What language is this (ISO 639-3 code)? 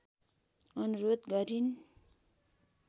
nep